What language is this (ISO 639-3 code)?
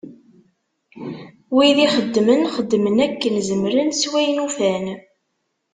kab